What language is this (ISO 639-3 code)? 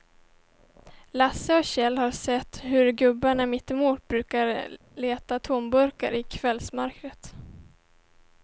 swe